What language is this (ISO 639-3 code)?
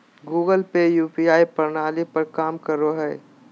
mag